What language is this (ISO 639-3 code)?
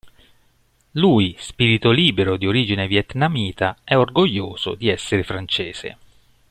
ita